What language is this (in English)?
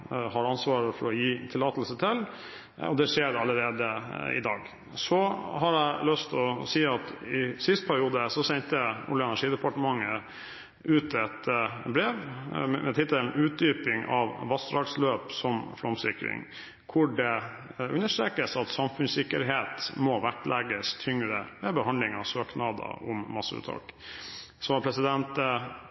Norwegian Bokmål